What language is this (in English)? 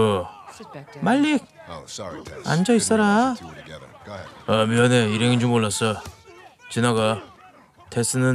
Korean